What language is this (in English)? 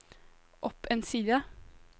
Norwegian